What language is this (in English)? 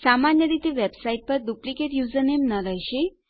Gujarati